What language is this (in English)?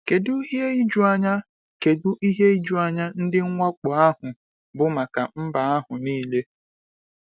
Igbo